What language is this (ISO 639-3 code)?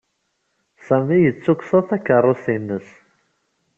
kab